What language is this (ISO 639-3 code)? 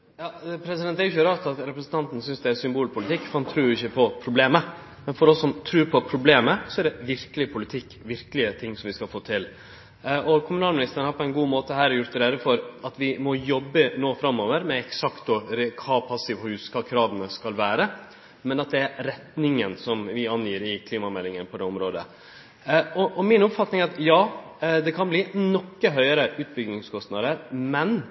nno